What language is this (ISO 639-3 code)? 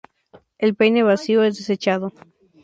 spa